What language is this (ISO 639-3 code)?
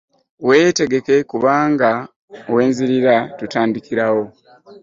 lug